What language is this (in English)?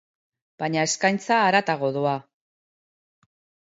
Basque